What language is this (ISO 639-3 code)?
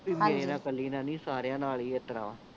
pan